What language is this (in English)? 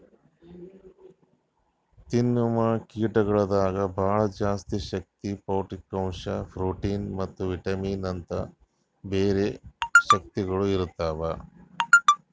Kannada